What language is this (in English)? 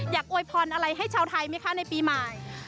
Thai